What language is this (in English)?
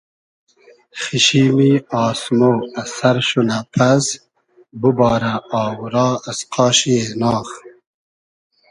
Hazaragi